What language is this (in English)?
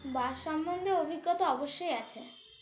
Bangla